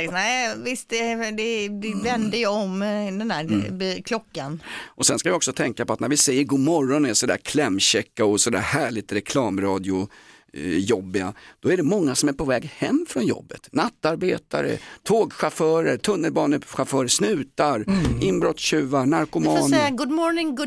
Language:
Swedish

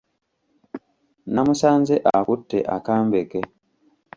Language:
Ganda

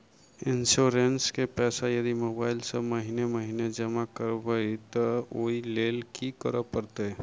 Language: Maithili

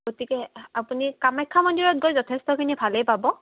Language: Assamese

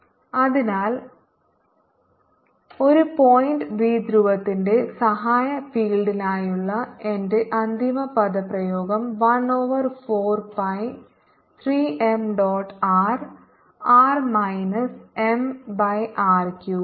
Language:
Malayalam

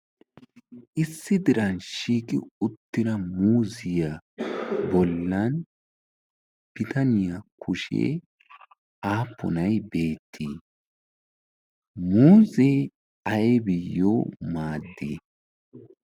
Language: Wolaytta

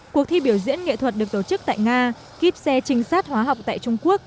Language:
Vietnamese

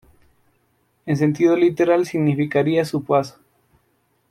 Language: Spanish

